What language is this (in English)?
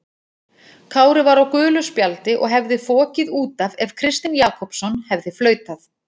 Icelandic